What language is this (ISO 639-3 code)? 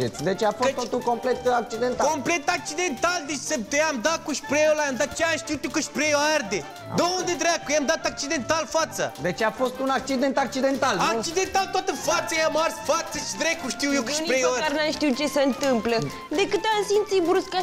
ron